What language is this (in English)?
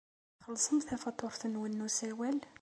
Kabyle